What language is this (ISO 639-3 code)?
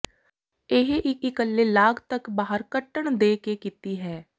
pan